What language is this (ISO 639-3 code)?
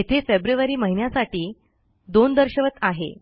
mar